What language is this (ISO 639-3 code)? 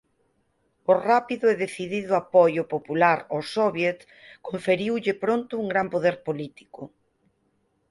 glg